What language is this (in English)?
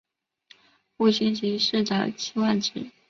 Chinese